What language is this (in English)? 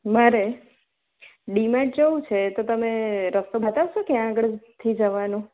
Gujarati